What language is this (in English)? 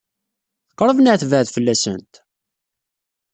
Kabyle